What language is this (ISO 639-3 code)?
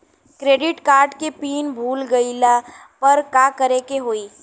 bho